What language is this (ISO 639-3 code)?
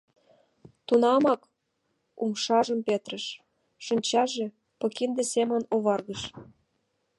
chm